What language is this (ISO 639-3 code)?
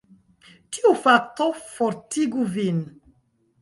epo